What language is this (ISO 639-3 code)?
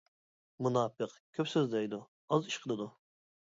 uig